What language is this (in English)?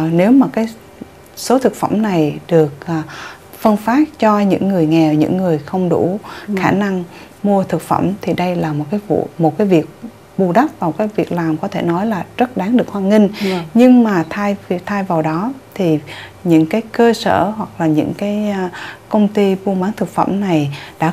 Vietnamese